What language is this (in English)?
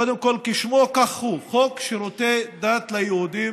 Hebrew